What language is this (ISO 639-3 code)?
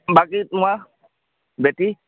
asm